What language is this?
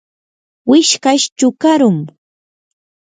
Yanahuanca Pasco Quechua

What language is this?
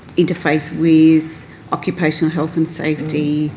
English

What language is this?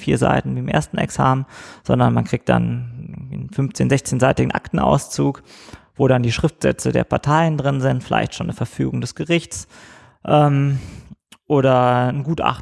German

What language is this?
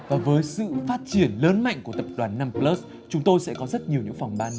Vietnamese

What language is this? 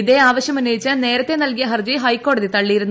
Malayalam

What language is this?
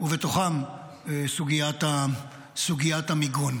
Hebrew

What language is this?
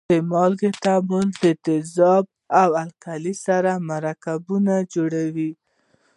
Pashto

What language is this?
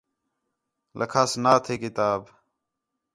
Khetrani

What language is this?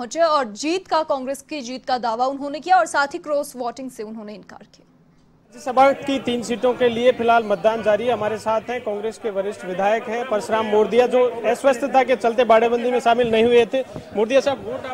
Hindi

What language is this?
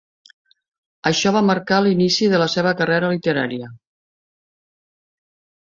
Catalan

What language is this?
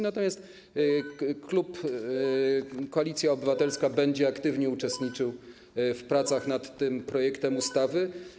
Polish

